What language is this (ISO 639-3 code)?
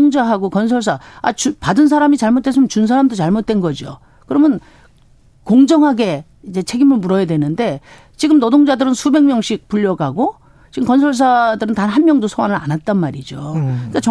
kor